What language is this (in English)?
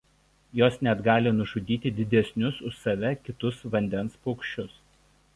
Lithuanian